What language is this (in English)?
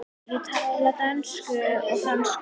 Icelandic